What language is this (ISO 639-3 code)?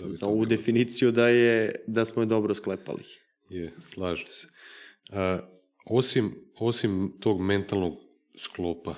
hrv